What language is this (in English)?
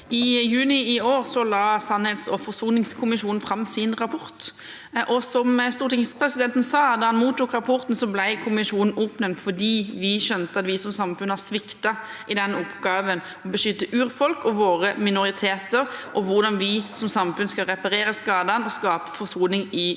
Norwegian